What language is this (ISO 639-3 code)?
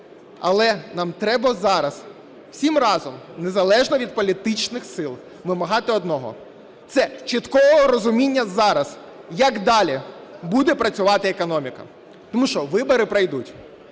ukr